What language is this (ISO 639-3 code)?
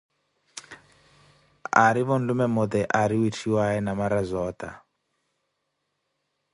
eko